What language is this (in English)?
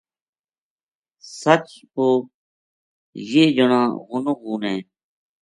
Gujari